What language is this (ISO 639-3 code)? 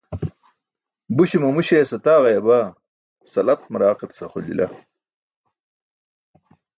bsk